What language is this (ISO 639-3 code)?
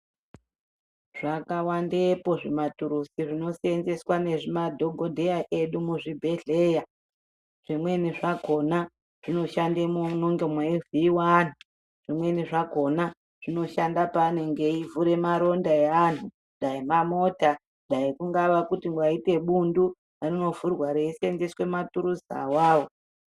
ndc